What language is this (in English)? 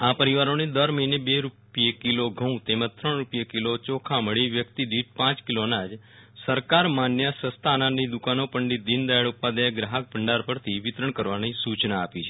Gujarati